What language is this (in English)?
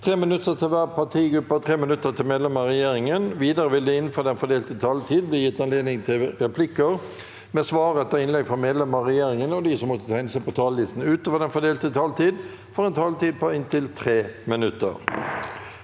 Norwegian